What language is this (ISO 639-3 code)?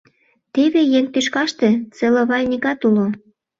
chm